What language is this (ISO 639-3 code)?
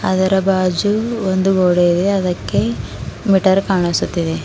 kan